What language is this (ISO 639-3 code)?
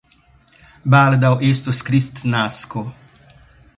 epo